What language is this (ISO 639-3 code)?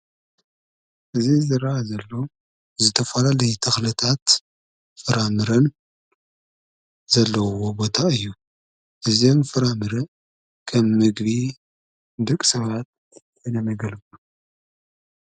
tir